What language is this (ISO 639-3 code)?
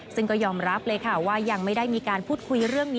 tha